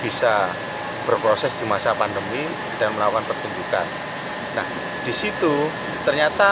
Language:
Indonesian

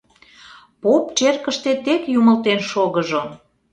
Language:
Mari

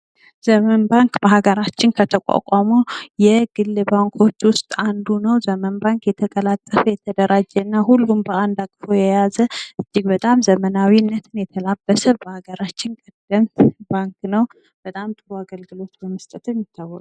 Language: Amharic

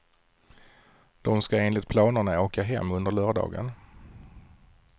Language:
Swedish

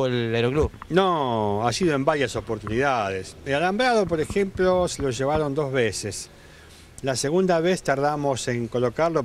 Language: Spanish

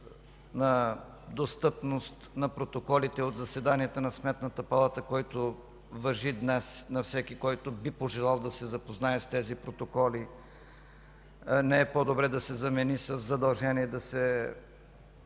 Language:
Bulgarian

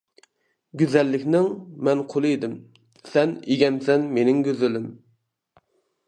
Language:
Uyghur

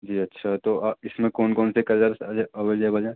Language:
Urdu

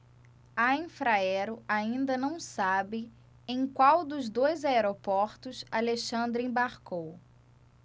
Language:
Portuguese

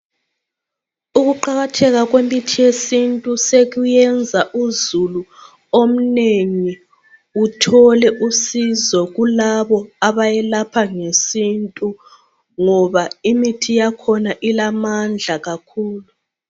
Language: North Ndebele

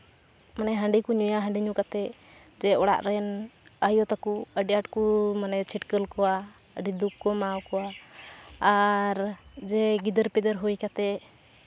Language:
Santali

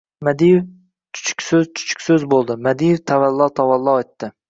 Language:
Uzbek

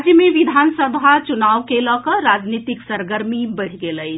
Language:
Maithili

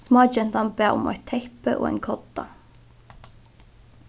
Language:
Faroese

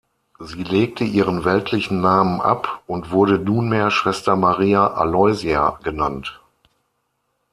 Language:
German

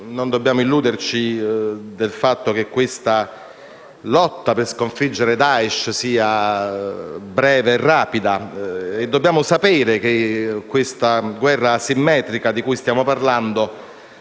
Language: Italian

